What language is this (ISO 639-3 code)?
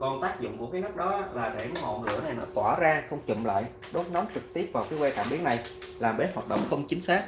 vie